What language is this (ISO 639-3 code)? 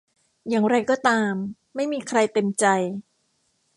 tha